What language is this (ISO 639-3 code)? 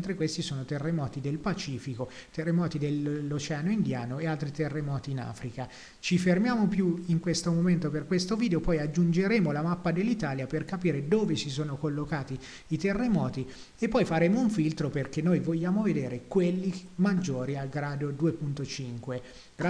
ita